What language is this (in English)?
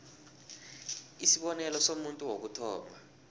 South Ndebele